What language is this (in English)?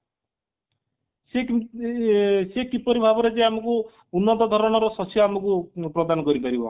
Odia